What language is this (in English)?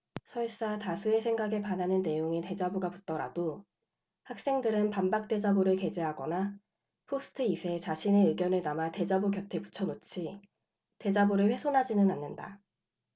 Korean